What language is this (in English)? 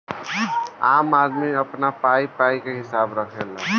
Bhojpuri